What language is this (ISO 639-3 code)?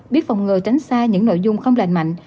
vie